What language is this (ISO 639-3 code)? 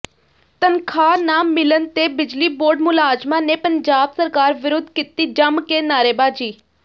pan